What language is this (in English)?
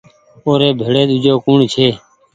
Goaria